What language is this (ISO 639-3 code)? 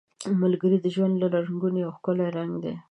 pus